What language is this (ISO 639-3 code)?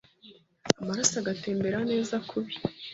kin